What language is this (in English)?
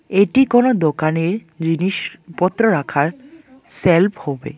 Bangla